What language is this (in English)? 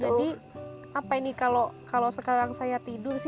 Indonesian